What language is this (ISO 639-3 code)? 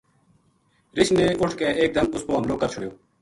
gju